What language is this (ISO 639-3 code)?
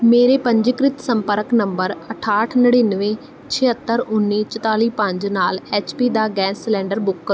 pan